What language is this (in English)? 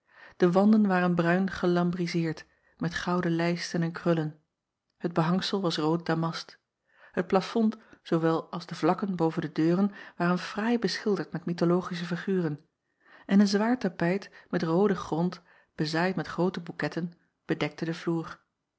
Dutch